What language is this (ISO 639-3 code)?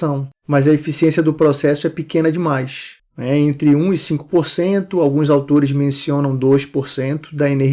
por